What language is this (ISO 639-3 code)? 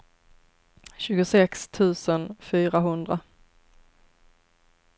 swe